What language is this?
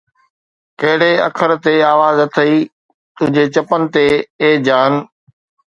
Sindhi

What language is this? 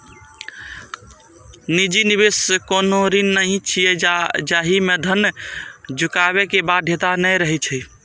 Maithili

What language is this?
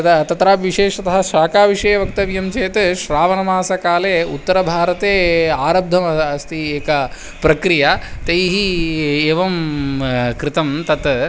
Sanskrit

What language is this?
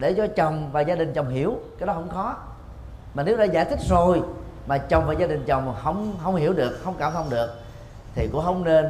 Vietnamese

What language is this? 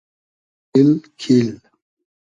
Hazaragi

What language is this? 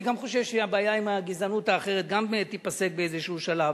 Hebrew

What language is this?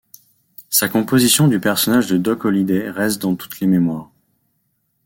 French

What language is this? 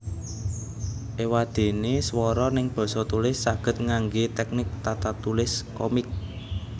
Javanese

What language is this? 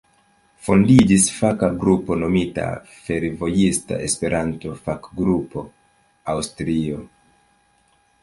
Esperanto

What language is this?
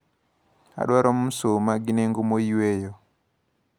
Luo (Kenya and Tanzania)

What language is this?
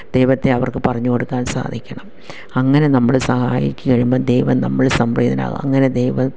Malayalam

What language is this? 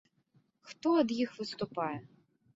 Belarusian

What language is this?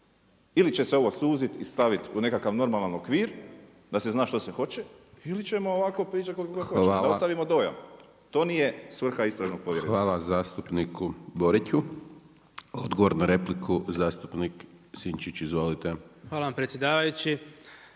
Croatian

